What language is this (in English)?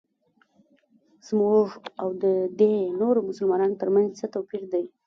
Pashto